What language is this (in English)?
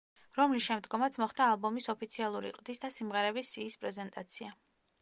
Georgian